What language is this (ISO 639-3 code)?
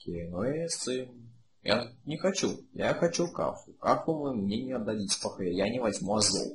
rus